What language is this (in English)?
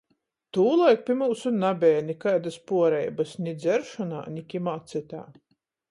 Latgalian